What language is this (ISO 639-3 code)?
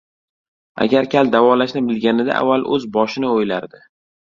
uzb